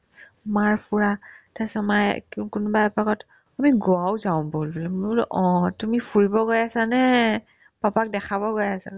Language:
Assamese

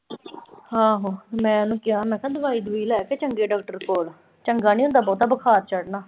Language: Punjabi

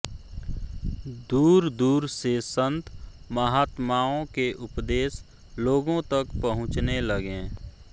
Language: Hindi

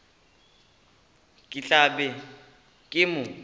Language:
Northern Sotho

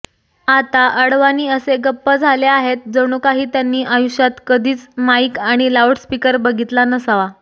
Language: Marathi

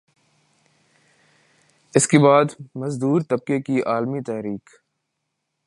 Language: Urdu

